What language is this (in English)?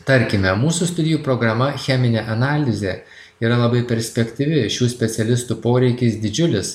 Lithuanian